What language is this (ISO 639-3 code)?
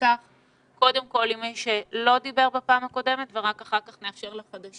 heb